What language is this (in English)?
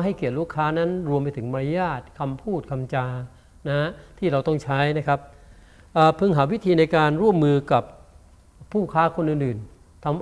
Thai